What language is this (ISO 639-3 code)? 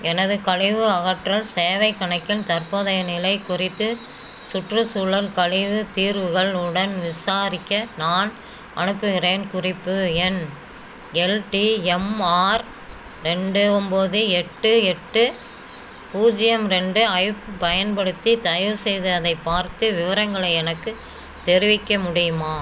tam